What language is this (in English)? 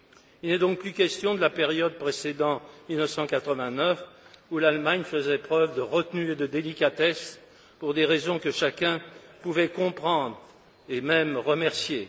French